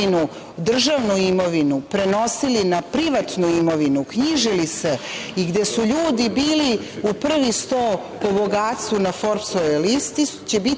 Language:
Serbian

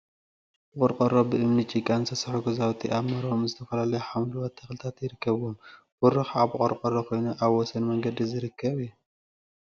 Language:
Tigrinya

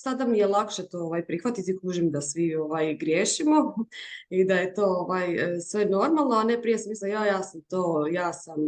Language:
Croatian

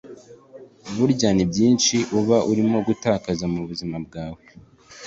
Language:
Kinyarwanda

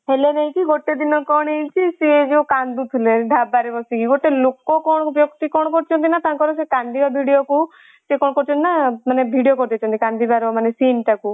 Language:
Odia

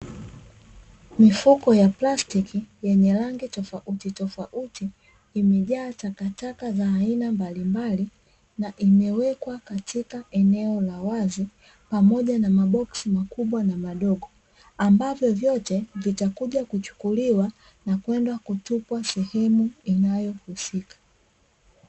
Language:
Swahili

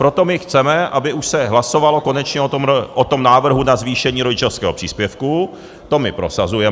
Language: Czech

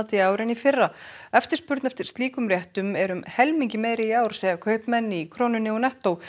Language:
Icelandic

